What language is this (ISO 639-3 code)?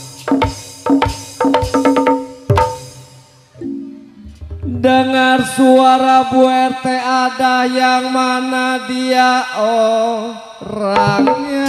ind